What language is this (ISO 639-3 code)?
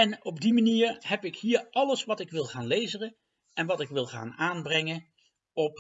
nld